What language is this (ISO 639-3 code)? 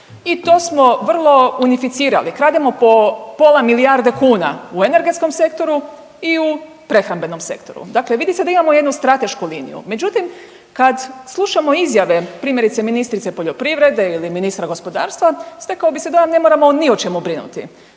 hrv